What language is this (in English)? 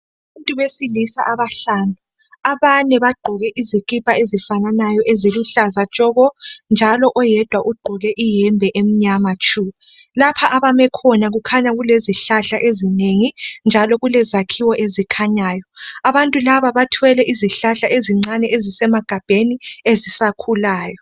North Ndebele